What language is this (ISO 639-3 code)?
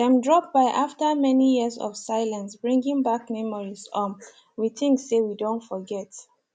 pcm